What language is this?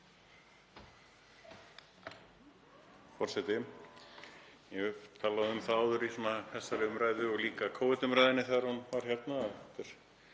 Icelandic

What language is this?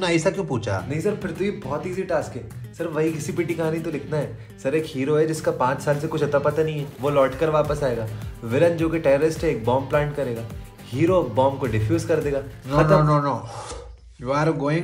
Hindi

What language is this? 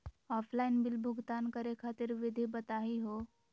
Magahi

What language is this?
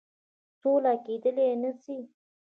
Pashto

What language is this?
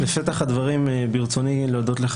Hebrew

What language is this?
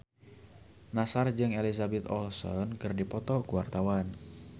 Sundanese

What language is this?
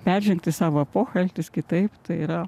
Lithuanian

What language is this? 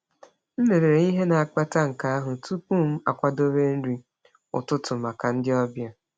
Igbo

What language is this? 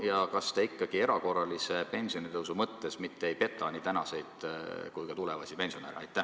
Estonian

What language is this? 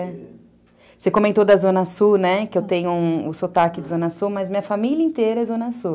Portuguese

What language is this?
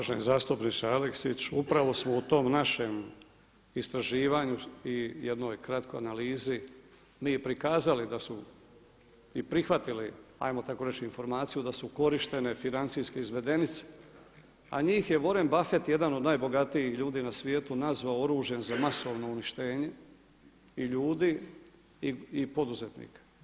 Croatian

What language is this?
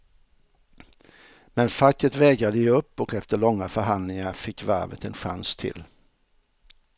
Swedish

